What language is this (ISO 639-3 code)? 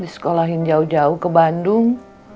ind